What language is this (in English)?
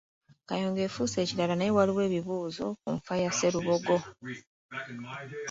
Ganda